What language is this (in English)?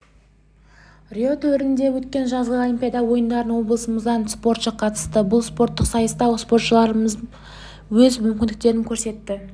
Kazakh